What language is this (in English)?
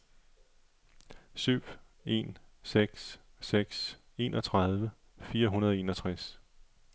Danish